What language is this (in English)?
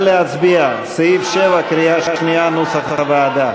Hebrew